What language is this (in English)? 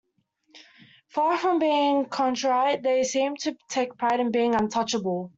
English